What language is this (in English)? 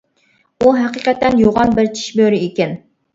Uyghur